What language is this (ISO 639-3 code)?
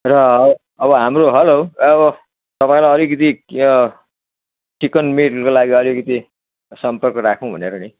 nep